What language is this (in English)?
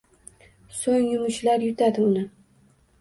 Uzbek